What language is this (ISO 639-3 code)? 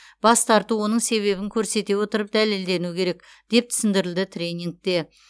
kaz